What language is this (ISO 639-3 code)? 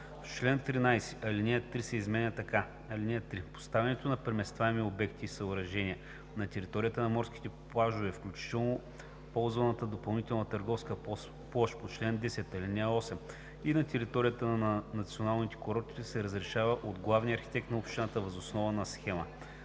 bul